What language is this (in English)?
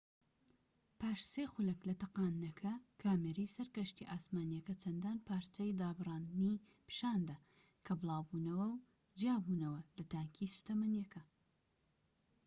Central Kurdish